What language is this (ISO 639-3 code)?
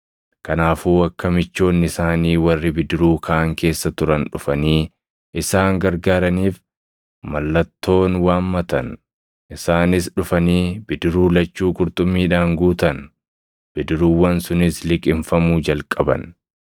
orm